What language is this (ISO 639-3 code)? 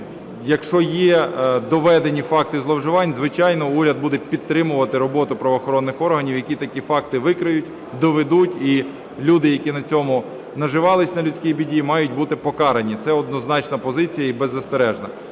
ukr